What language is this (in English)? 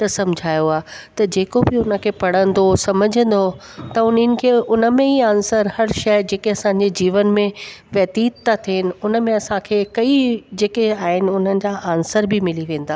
Sindhi